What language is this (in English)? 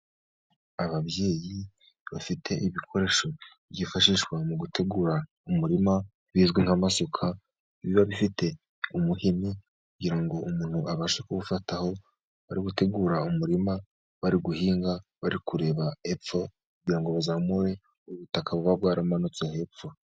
Kinyarwanda